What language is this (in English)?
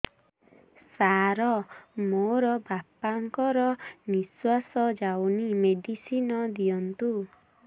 Odia